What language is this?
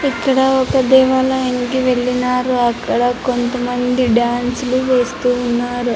Telugu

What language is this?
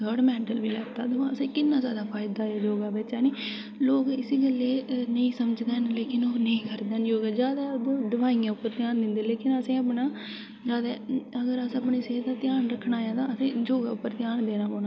Dogri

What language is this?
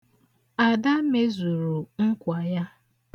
Igbo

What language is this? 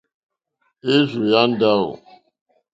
Mokpwe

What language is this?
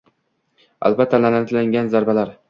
Uzbek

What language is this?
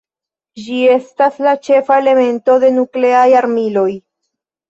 Esperanto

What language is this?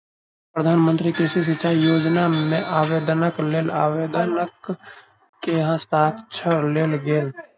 Maithili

